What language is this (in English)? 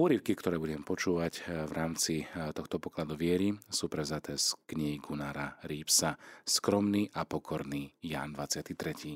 Slovak